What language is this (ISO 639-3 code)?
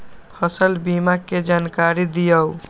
mag